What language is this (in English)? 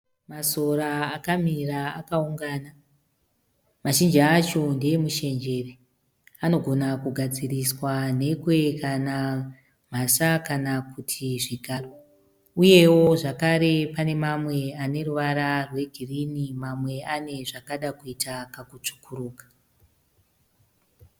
Shona